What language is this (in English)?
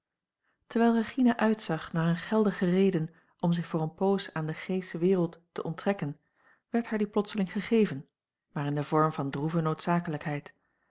Dutch